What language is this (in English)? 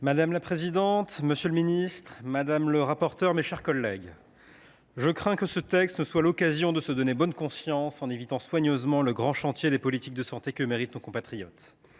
French